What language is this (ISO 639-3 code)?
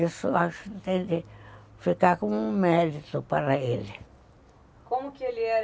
por